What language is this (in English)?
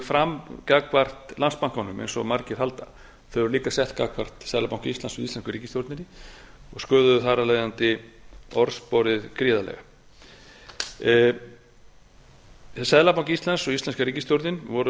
Icelandic